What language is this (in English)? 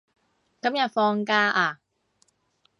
Cantonese